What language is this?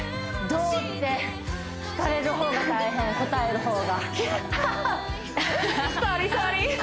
Japanese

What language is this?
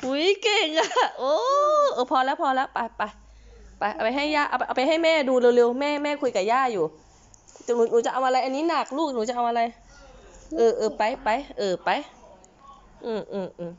Thai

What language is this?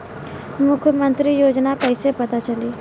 Bhojpuri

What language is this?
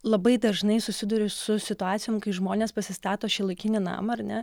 Lithuanian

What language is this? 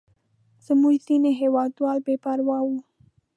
Pashto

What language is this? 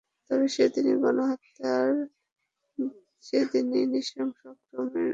Bangla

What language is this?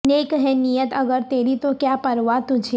Urdu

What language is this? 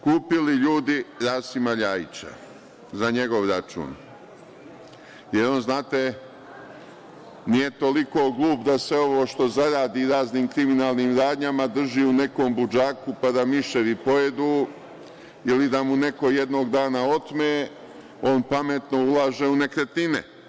Serbian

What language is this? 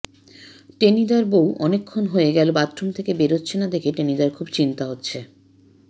Bangla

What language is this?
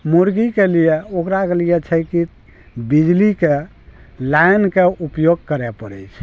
Maithili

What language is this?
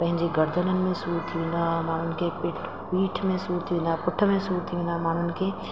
Sindhi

